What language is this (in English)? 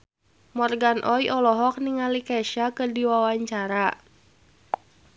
Sundanese